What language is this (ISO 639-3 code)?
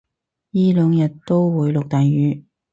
yue